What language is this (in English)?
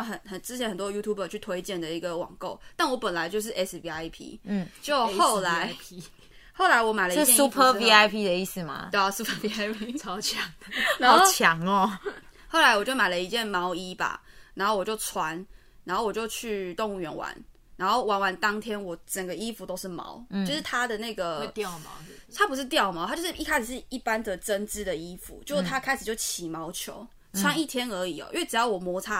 Chinese